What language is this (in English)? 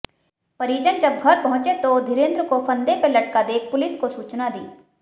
Hindi